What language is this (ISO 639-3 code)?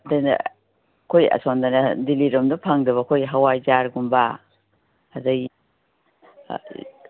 mni